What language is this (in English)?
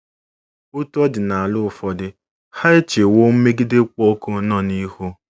Igbo